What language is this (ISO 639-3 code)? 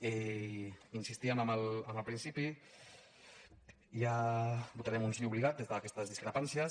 cat